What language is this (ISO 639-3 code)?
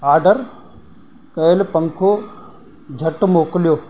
snd